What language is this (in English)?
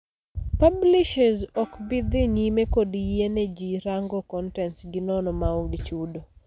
Luo (Kenya and Tanzania)